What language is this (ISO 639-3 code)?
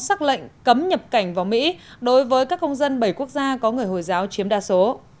vie